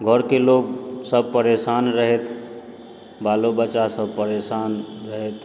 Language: Maithili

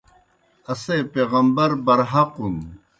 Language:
Kohistani Shina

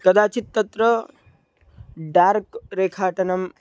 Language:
Sanskrit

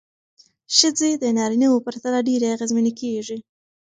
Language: Pashto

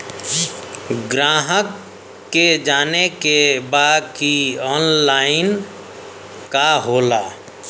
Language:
Bhojpuri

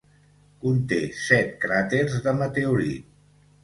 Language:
Catalan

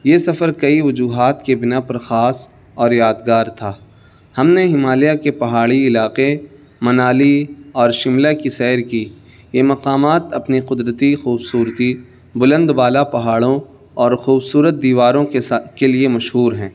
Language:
Urdu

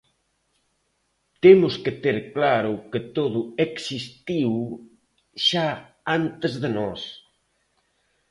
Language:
Galician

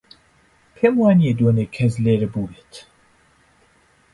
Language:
Central Kurdish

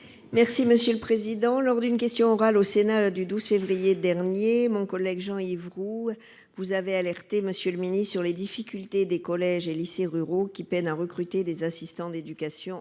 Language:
French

